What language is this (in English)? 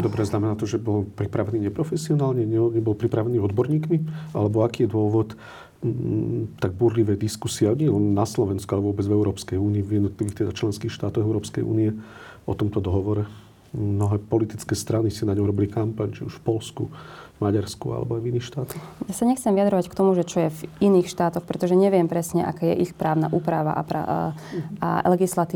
Slovak